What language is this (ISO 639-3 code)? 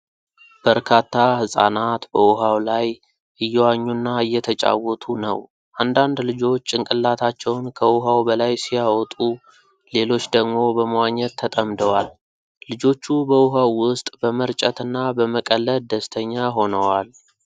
amh